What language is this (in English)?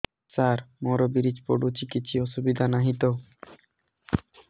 Odia